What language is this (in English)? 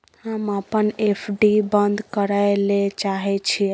Maithili